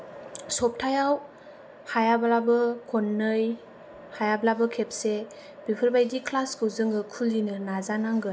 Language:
Bodo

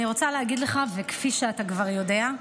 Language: Hebrew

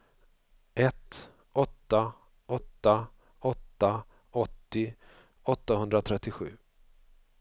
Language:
Swedish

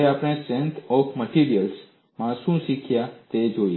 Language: Gujarati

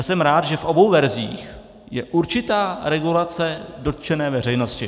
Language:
Czech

